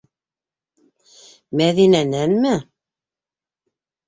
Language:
Bashkir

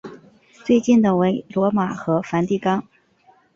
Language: Chinese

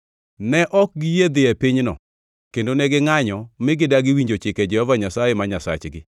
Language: Luo (Kenya and Tanzania)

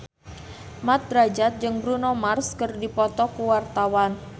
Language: Sundanese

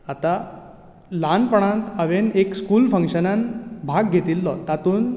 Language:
Konkani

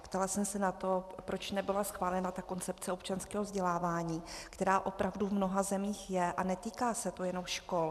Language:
Czech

